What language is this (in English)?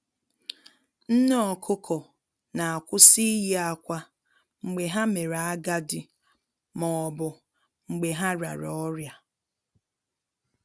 Igbo